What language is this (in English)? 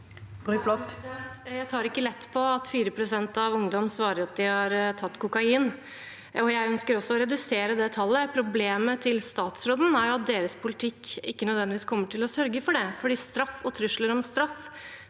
Norwegian